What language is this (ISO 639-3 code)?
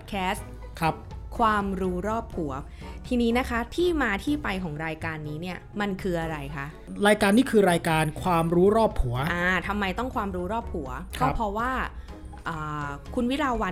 tha